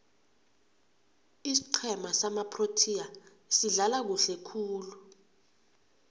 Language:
South Ndebele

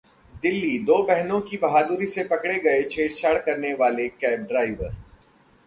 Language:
Hindi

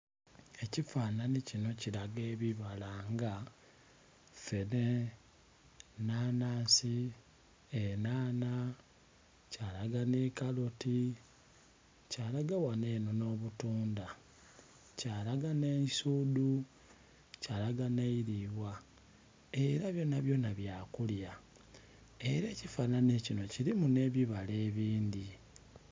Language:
Soga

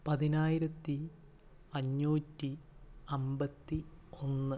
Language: Malayalam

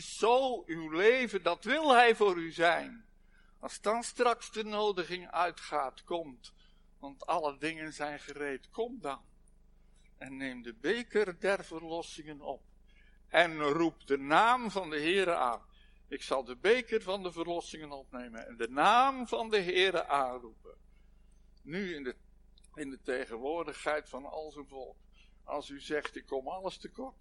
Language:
Dutch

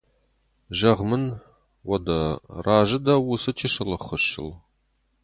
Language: Ossetic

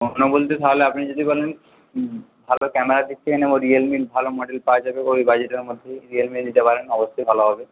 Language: Bangla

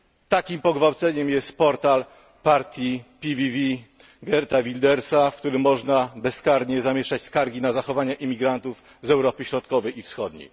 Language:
Polish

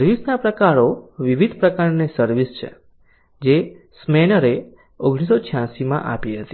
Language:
Gujarati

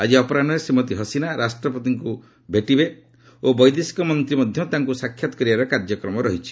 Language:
Odia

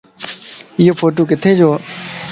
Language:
Lasi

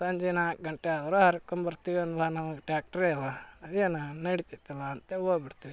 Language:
Kannada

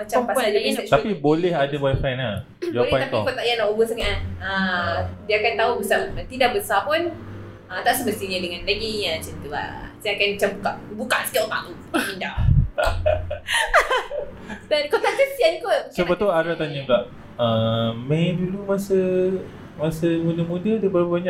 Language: Malay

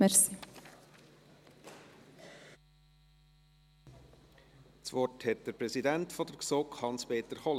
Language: Swiss German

